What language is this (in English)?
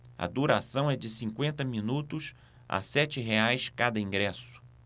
Portuguese